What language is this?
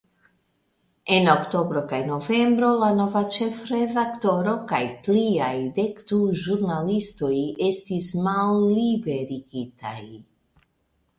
Esperanto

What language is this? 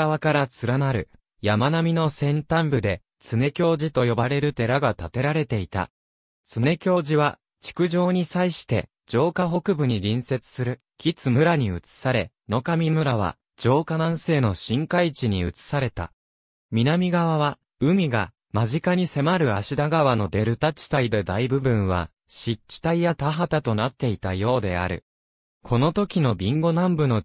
Japanese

